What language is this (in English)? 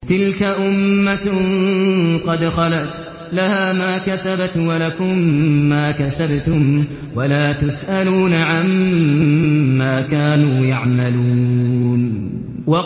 Arabic